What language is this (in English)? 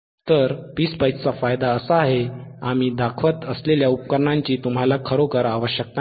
Marathi